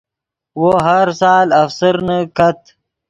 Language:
Yidgha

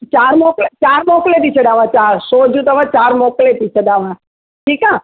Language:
Sindhi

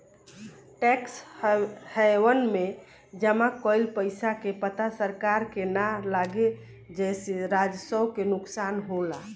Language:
Bhojpuri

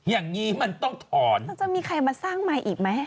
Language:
Thai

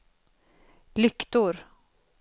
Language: Swedish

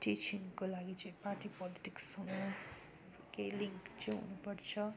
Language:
Nepali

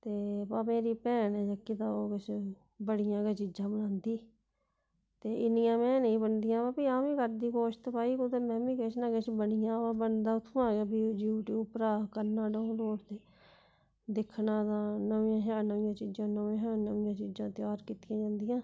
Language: Dogri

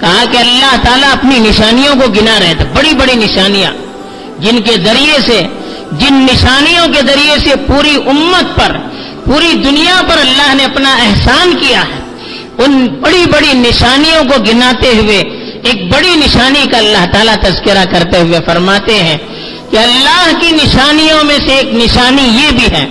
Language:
Urdu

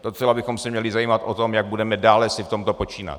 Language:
Czech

